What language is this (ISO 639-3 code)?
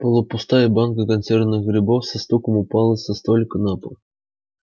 rus